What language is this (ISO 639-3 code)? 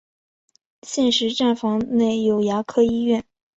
zho